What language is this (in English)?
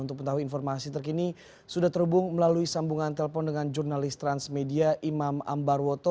Indonesian